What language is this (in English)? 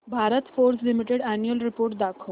Marathi